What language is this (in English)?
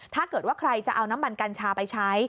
Thai